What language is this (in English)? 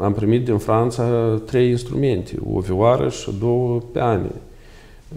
Romanian